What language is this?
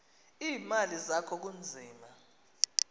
Xhosa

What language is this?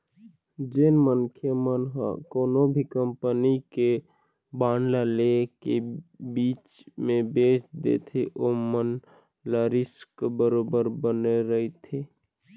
Chhattisgarhi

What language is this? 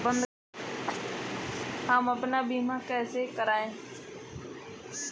Hindi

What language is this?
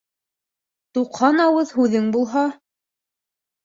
Bashkir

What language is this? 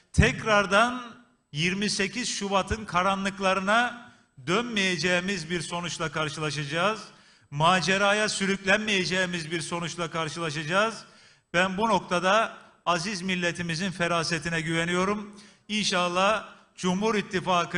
Turkish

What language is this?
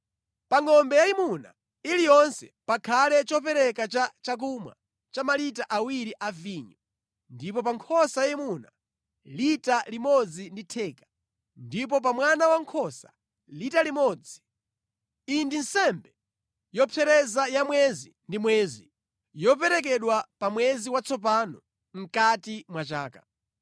Nyanja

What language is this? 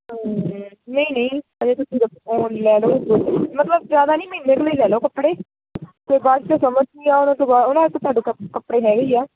Punjabi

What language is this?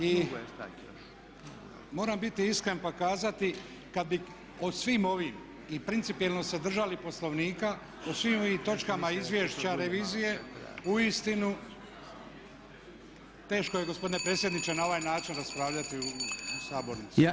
Croatian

